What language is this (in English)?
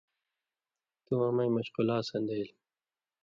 Indus Kohistani